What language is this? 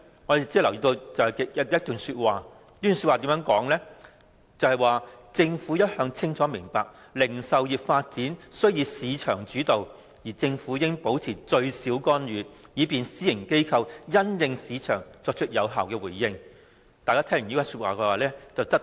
Cantonese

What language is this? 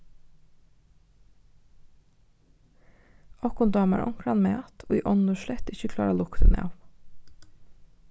Faroese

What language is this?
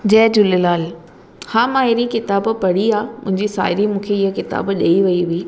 Sindhi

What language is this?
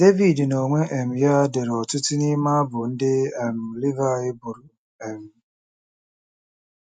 Igbo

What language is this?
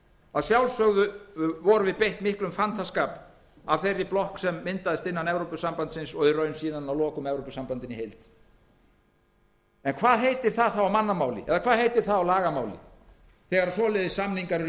Icelandic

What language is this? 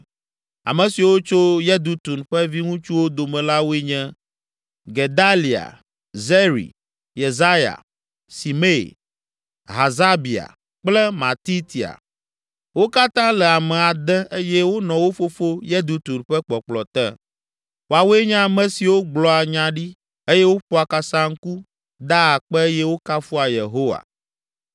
Ewe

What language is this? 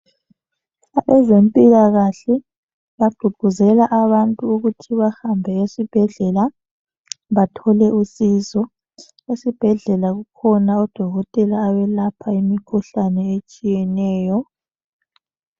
North Ndebele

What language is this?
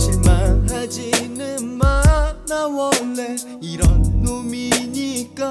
Korean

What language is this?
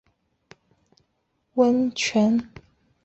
Chinese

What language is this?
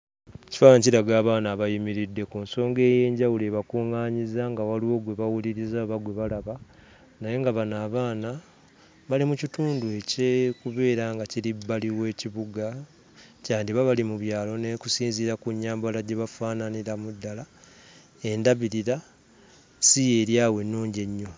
Ganda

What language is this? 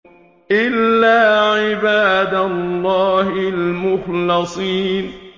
Arabic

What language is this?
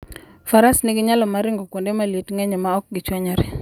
Luo (Kenya and Tanzania)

